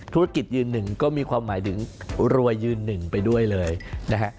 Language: Thai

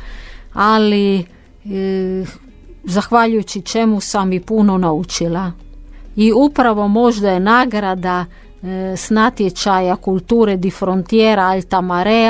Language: Croatian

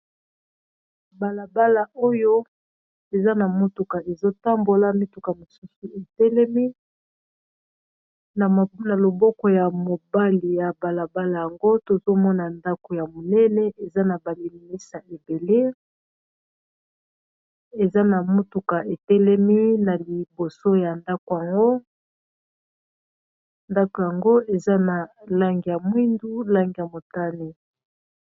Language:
Lingala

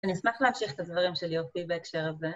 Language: Hebrew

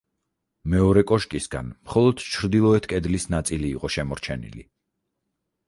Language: Georgian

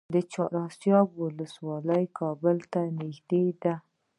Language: Pashto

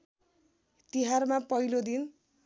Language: Nepali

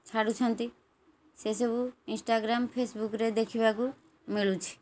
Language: Odia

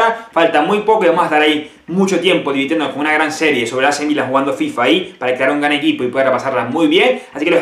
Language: Spanish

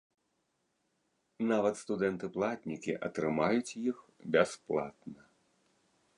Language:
Belarusian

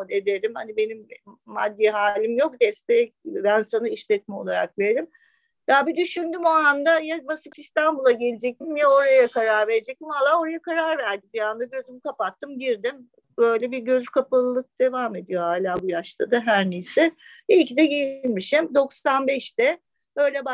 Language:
Turkish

